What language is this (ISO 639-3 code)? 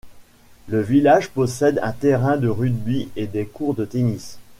fra